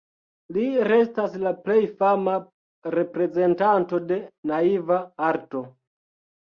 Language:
Esperanto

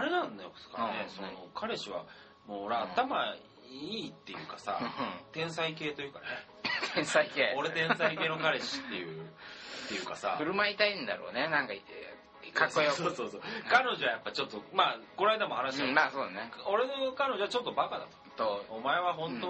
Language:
Japanese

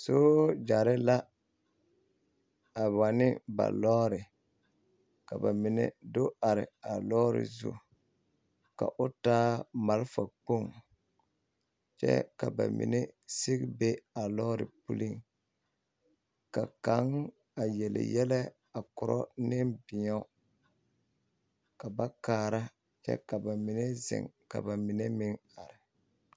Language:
Southern Dagaare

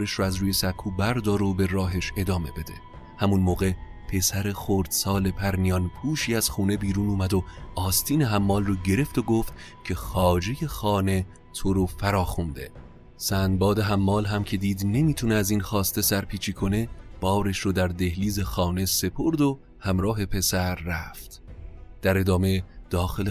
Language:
Persian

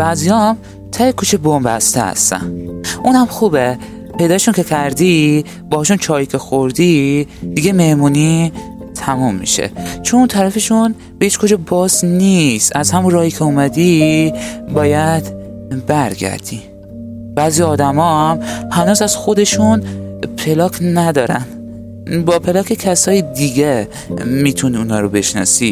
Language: Persian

